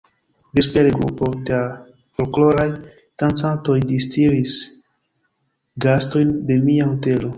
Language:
Esperanto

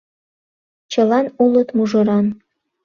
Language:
Mari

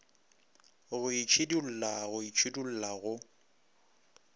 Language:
Northern Sotho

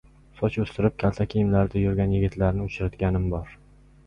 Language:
Uzbek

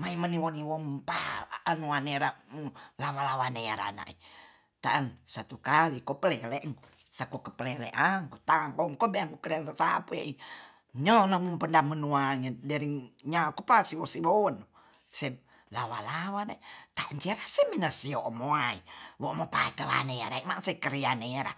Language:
Tonsea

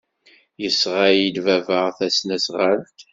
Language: Kabyle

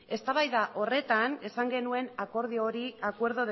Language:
Basque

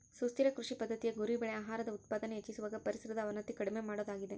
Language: Kannada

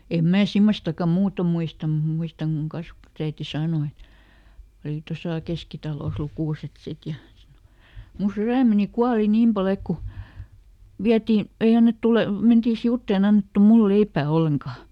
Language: Finnish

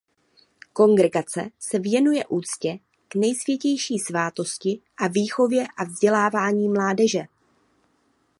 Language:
Czech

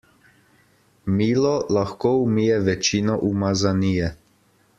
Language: Slovenian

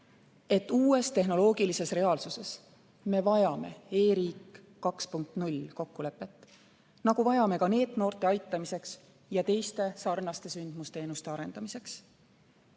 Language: Estonian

